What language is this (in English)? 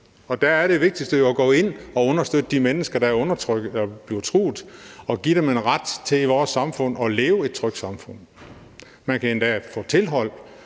Danish